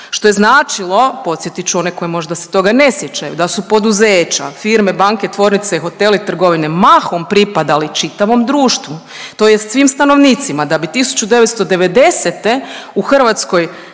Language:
Croatian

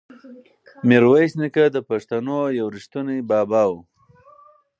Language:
Pashto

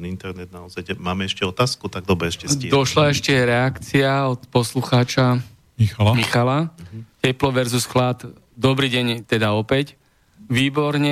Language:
Slovak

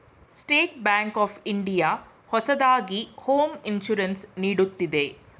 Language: Kannada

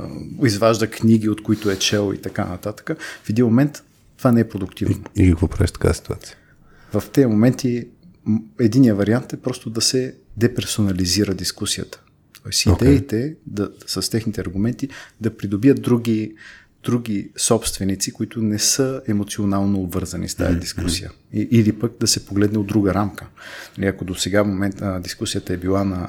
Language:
Bulgarian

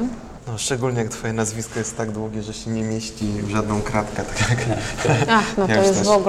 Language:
Polish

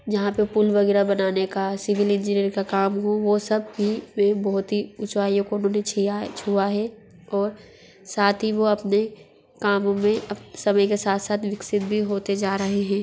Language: Hindi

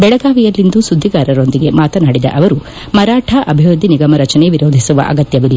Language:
Kannada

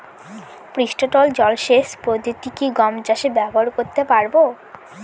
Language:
Bangla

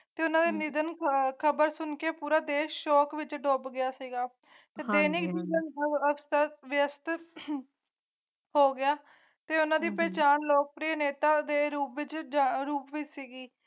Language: Punjabi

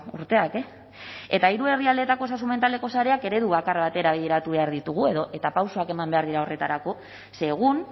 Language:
Basque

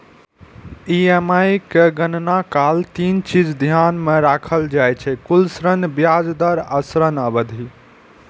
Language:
Maithili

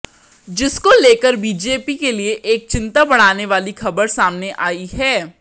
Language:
Hindi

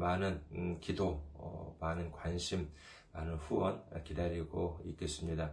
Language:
Korean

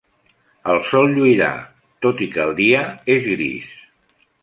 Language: Catalan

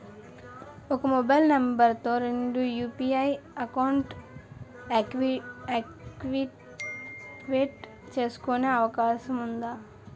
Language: Telugu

